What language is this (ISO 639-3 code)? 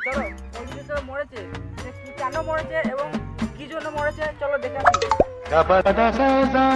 ben